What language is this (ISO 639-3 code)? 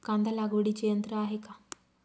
mar